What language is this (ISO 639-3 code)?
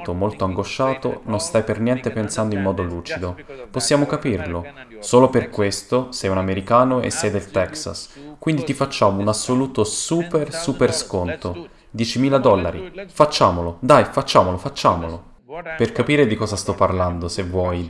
ita